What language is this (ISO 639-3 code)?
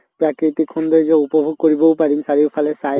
asm